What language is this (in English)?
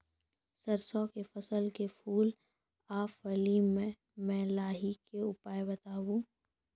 Maithili